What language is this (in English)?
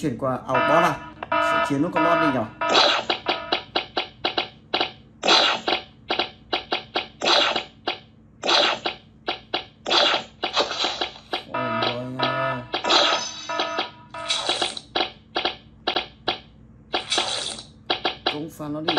Vietnamese